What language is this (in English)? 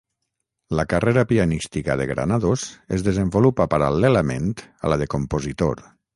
Catalan